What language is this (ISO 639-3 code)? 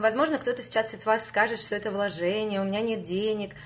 rus